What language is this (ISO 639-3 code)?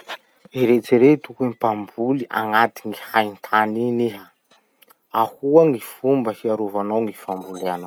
msh